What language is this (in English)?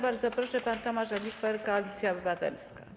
Polish